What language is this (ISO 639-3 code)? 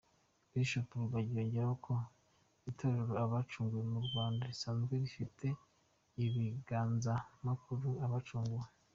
kin